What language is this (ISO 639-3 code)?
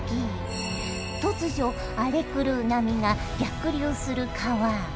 jpn